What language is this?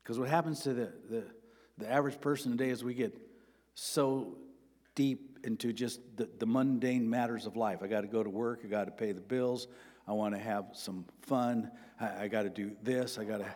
English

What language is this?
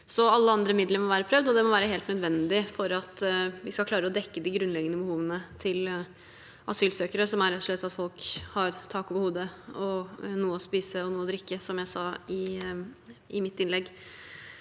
Norwegian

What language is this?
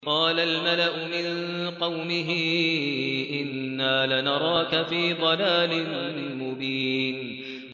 Arabic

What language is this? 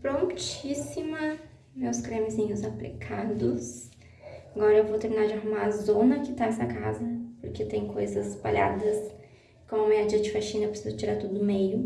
Portuguese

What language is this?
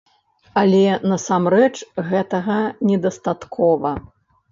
Belarusian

